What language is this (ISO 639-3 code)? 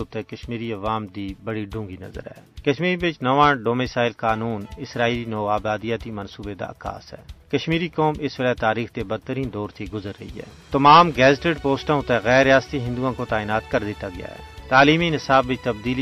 urd